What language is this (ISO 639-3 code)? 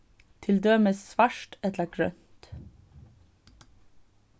fao